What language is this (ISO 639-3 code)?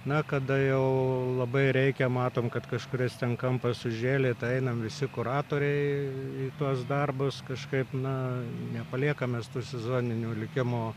lit